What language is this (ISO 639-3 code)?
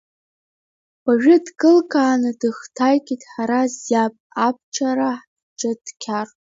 abk